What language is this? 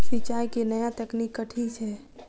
Maithili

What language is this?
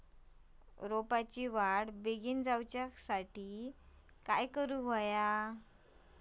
Marathi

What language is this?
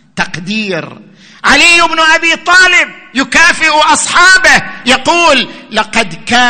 Arabic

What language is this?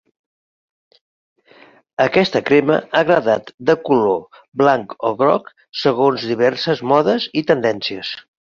Catalan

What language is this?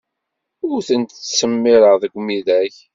Kabyle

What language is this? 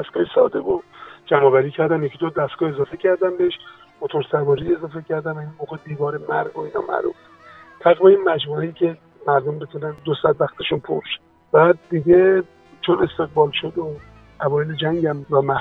Persian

